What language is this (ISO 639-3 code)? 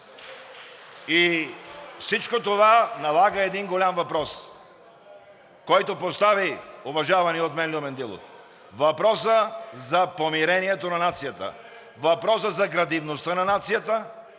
bul